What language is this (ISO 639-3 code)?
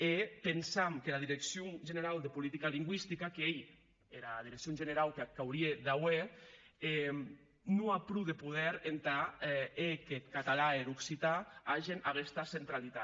cat